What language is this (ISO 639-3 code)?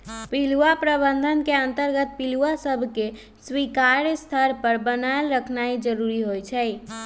mag